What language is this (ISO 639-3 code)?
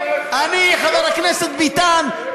heb